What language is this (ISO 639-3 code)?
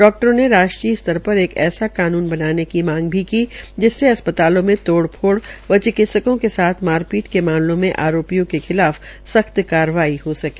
hin